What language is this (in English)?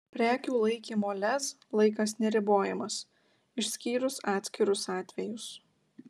Lithuanian